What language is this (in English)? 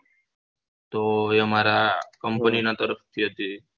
Gujarati